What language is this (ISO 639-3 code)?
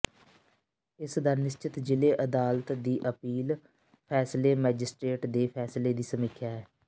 pan